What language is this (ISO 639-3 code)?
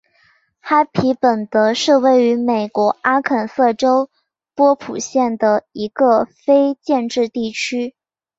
zho